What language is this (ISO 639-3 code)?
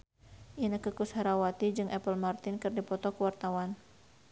sun